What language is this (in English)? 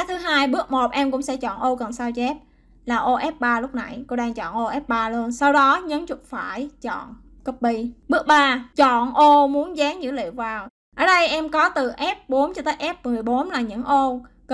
Vietnamese